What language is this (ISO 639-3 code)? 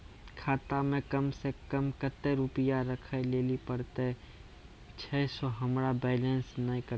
mai